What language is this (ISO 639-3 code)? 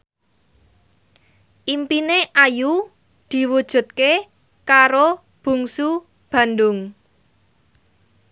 jav